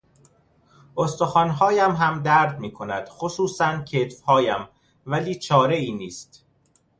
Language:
Persian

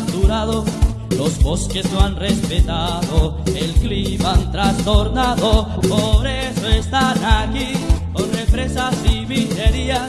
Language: Spanish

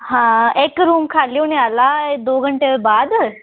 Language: Dogri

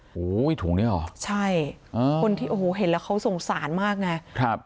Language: Thai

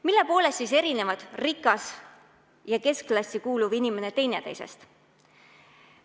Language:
Estonian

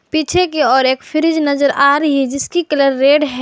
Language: Hindi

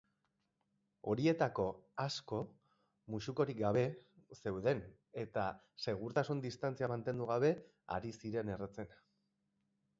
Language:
Basque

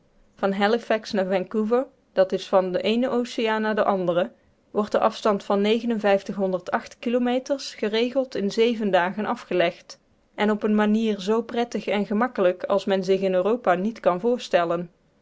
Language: Dutch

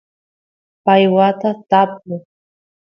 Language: Santiago del Estero Quichua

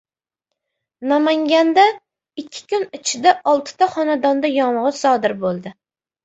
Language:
Uzbek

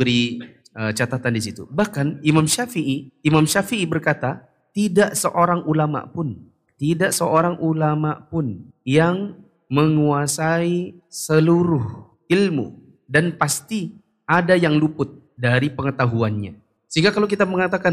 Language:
Indonesian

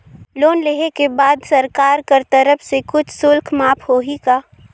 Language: Chhattisgarhi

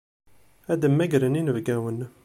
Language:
Kabyle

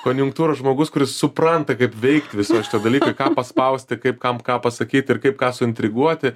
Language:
Lithuanian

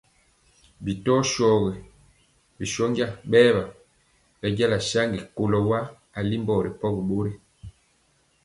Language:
Mpiemo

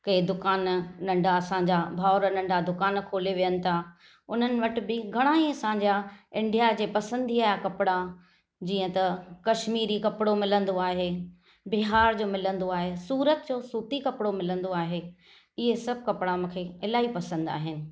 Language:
Sindhi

